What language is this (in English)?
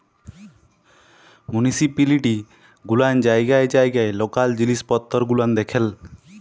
Bangla